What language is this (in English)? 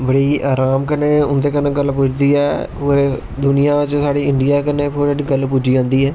Dogri